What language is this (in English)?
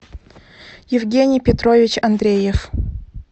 Russian